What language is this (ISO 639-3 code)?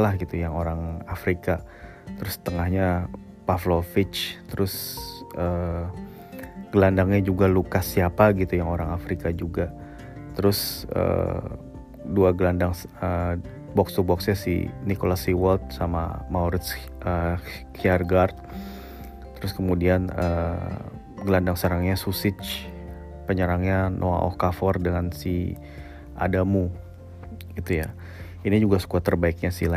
ind